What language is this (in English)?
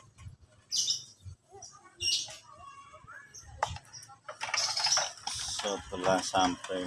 Indonesian